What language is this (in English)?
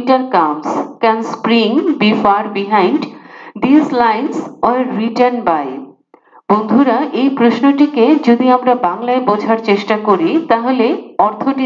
Hindi